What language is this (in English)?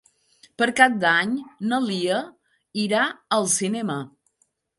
Catalan